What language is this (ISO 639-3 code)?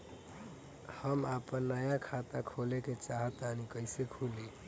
bho